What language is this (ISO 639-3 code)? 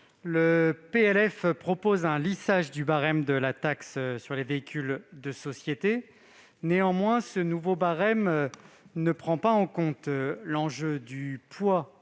fra